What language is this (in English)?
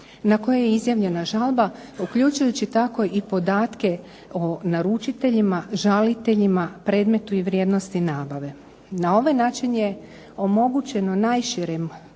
Croatian